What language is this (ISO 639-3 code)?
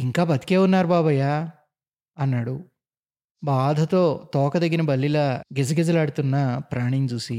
tel